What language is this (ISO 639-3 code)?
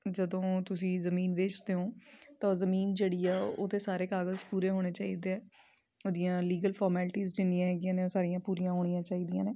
pan